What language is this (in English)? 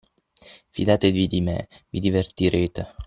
Italian